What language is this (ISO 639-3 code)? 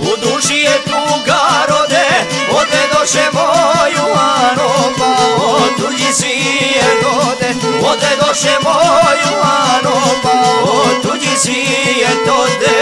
ara